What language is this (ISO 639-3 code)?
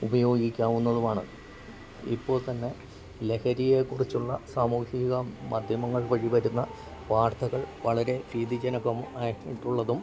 mal